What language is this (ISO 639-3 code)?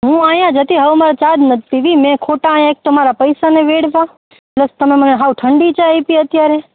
guj